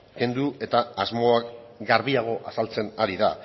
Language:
Basque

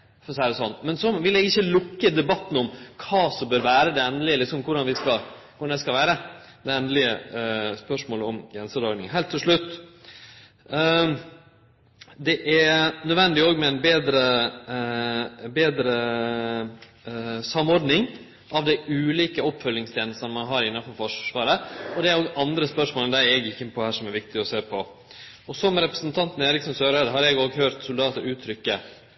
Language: Norwegian Nynorsk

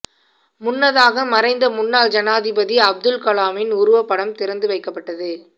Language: Tamil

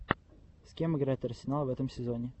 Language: Russian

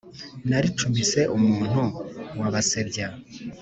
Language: Kinyarwanda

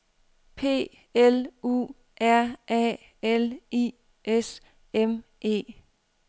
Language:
Danish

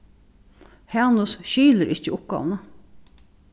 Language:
Faroese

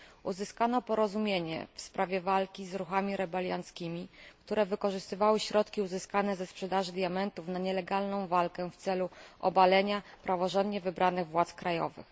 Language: Polish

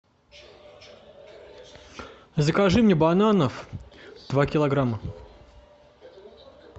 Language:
Russian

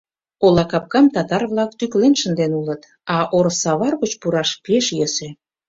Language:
Mari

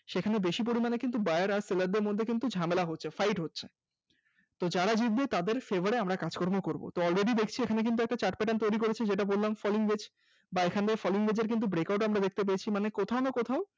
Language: Bangla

